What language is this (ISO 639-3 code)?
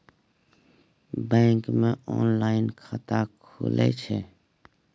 mai